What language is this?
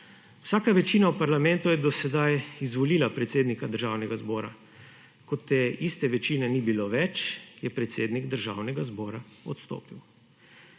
Slovenian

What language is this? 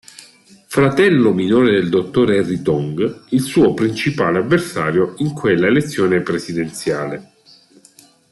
Italian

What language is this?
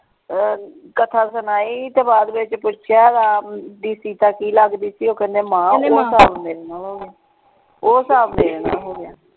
Punjabi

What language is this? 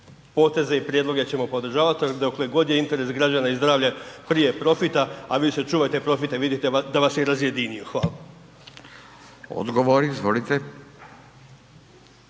Croatian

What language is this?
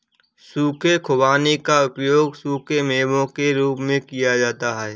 Hindi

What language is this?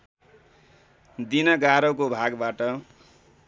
Nepali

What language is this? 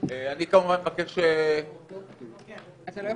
Hebrew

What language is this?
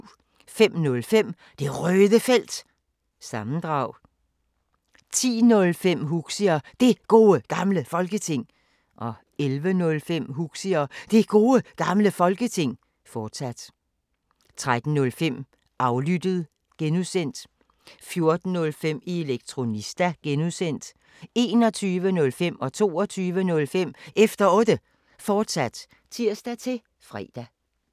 Danish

